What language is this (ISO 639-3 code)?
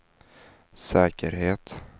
swe